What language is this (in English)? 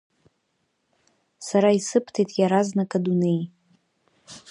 Abkhazian